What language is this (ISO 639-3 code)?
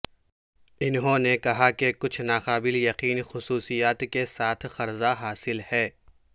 urd